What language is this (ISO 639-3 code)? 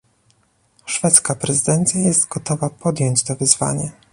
pol